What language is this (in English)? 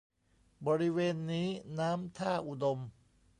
Thai